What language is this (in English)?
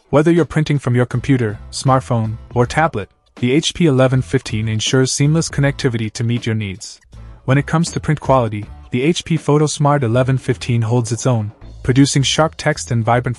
English